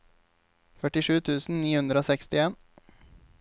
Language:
Norwegian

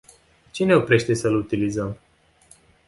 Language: Romanian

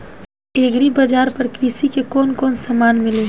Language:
Bhojpuri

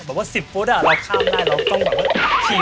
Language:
Thai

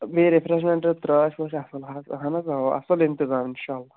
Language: Kashmiri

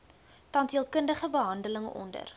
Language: Afrikaans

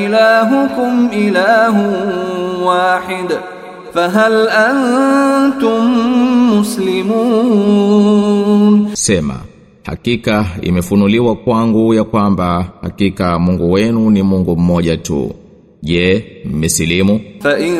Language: Swahili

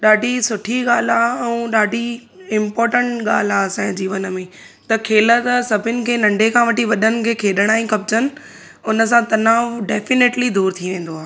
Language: Sindhi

